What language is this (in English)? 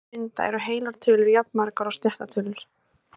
Icelandic